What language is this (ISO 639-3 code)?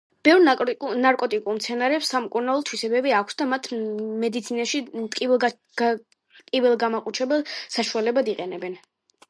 kat